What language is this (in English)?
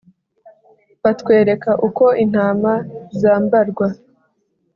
Kinyarwanda